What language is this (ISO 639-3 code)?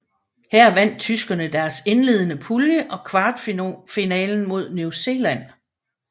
dan